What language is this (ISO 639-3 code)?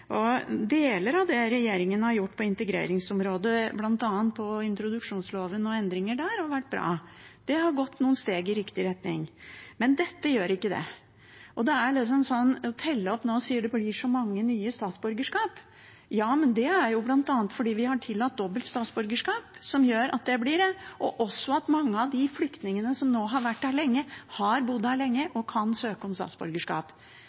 nob